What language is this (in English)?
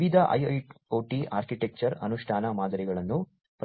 Kannada